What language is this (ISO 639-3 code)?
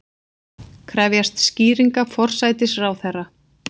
isl